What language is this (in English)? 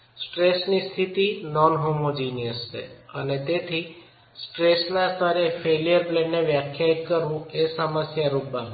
Gujarati